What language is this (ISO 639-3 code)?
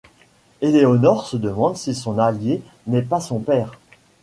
fra